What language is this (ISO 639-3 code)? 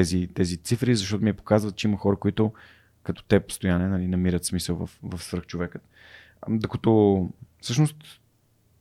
bul